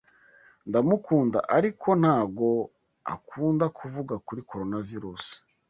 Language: Kinyarwanda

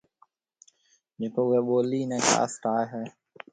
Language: Marwari (Pakistan)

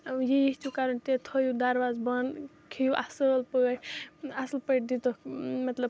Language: Kashmiri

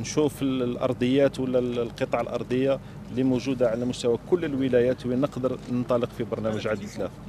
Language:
Arabic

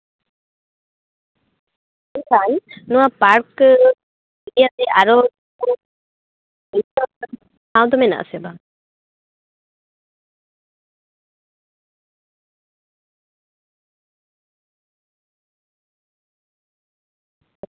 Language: Santali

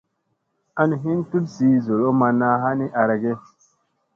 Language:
Musey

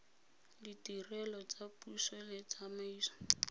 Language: Tswana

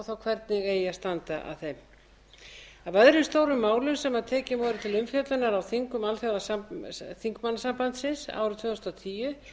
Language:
Icelandic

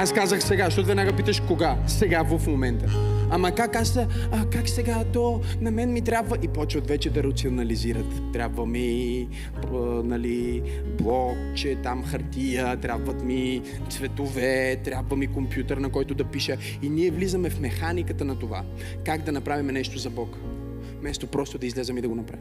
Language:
Bulgarian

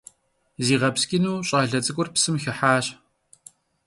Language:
Kabardian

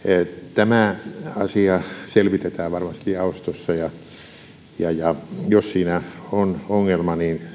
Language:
Finnish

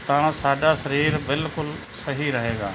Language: Punjabi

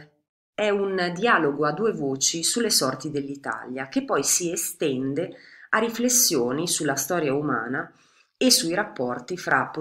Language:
Italian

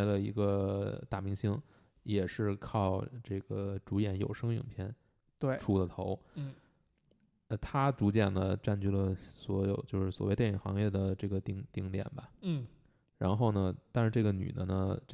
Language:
Chinese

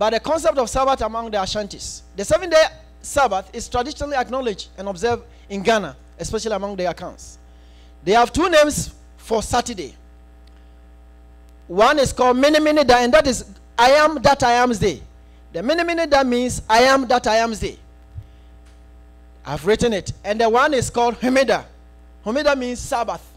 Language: English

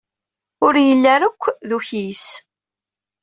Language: Kabyle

